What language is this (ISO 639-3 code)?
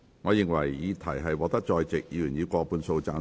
yue